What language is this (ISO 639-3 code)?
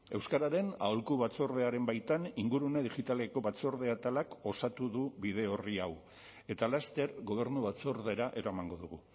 eus